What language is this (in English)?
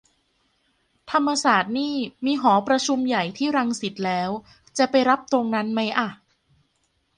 Thai